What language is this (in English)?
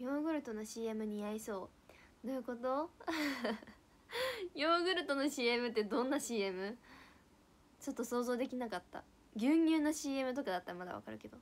Japanese